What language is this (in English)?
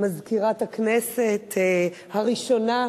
Hebrew